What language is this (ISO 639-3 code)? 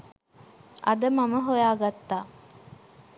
sin